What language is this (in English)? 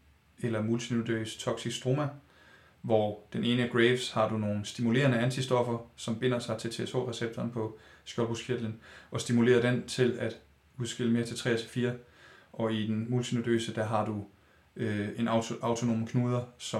Danish